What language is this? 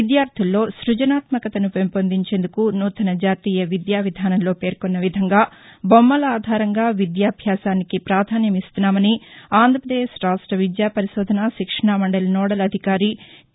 Telugu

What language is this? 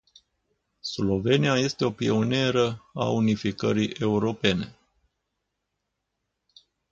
Romanian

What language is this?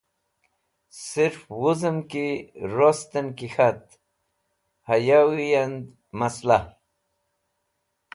Wakhi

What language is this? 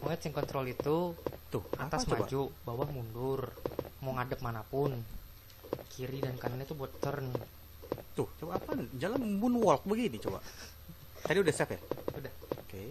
Indonesian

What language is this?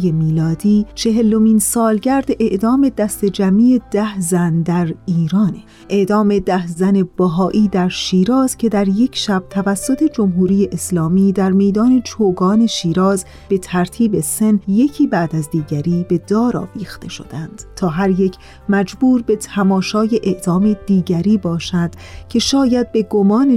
Persian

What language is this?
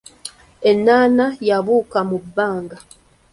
Ganda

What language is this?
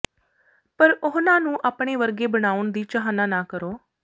Punjabi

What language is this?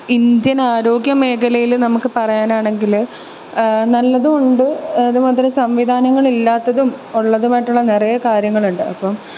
Malayalam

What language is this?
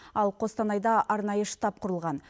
Kazakh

